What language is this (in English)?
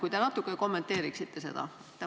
Estonian